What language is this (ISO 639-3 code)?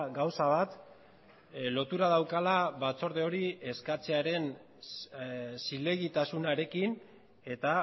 eus